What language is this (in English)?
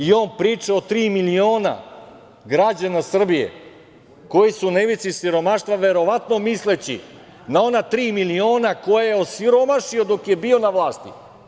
Serbian